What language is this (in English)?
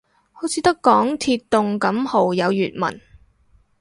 Cantonese